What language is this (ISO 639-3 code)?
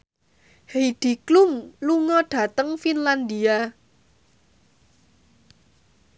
jav